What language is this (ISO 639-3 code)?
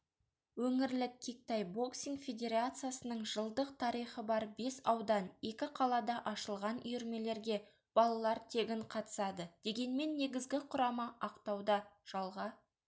kaz